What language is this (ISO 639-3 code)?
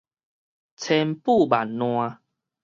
nan